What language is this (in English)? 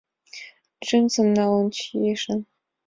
Mari